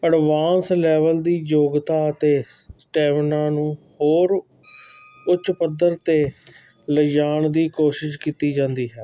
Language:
Punjabi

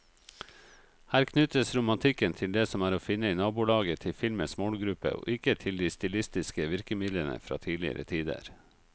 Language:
Norwegian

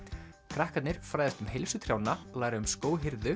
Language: Icelandic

